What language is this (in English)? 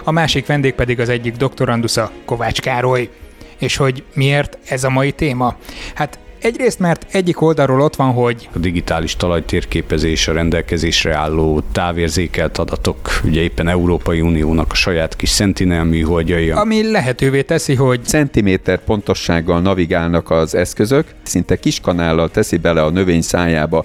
Hungarian